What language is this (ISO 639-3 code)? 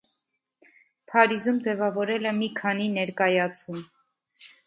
hye